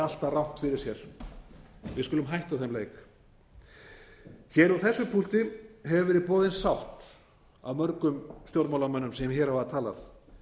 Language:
Icelandic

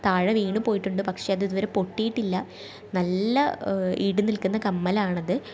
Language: Malayalam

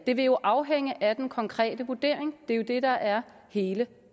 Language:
Danish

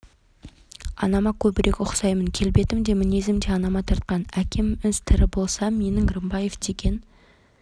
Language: Kazakh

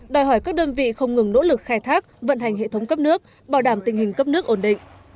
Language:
Vietnamese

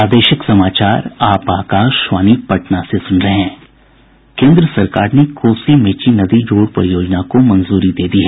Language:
Hindi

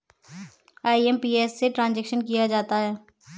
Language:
Hindi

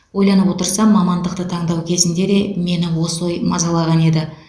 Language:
Kazakh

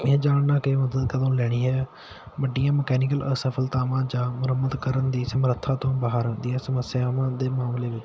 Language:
Punjabi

